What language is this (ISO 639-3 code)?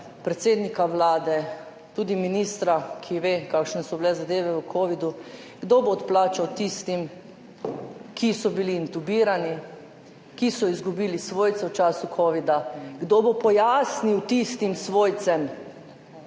slv